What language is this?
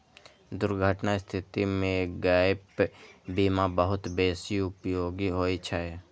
Maithili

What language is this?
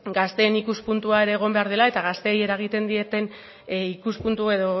Basque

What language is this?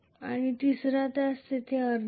Marathi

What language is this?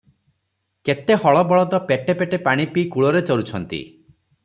Odia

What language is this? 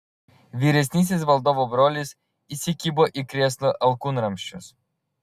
Lithuanian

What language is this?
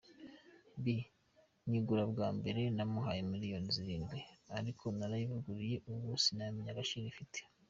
Kinyarwanda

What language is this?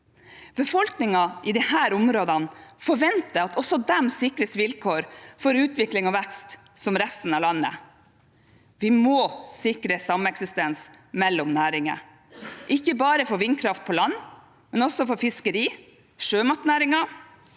Norwegian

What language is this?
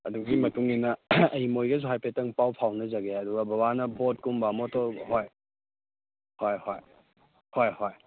Manipuri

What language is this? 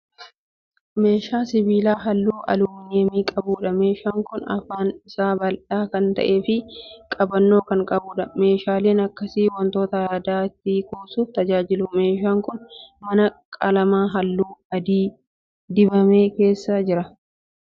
Oromo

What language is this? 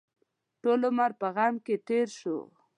Pashto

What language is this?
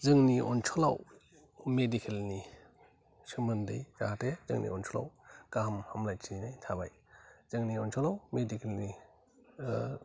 Bodo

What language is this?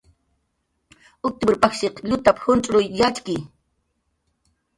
Jaqaru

